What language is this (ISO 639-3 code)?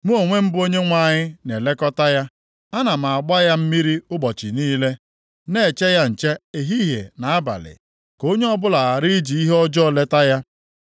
ibo